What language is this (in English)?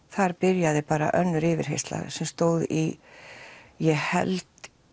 Icelandic